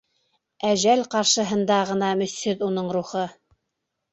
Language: Bashkir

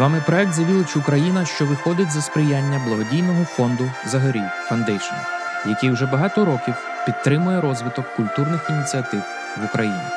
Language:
Ukrainian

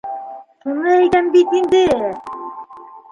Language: Bashkir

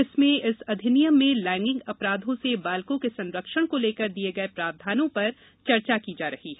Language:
Hindi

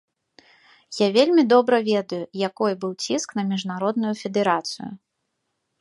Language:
Belarusian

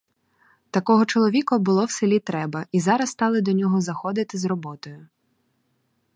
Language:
Ukrainian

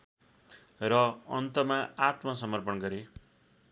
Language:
Nepali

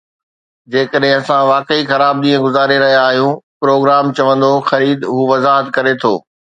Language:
Sindhi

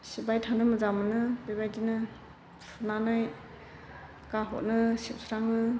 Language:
Bodo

